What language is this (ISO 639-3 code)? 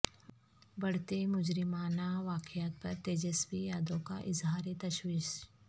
urd